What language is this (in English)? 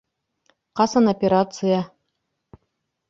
Bashkir